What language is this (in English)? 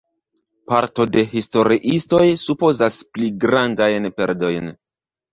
Esperanto